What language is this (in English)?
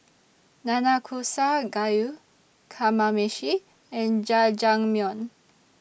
English